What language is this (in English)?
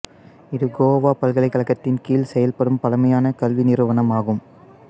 Tamil